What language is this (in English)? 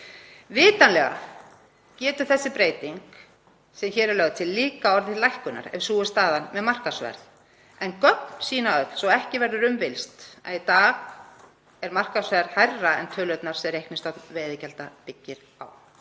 Icelandic